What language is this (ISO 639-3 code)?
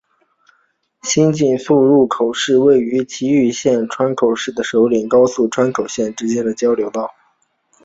zho